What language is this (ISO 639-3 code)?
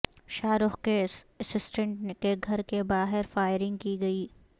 urd